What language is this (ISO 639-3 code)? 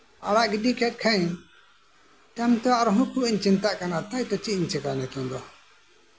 sat